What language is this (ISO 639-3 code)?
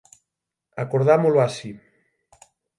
glg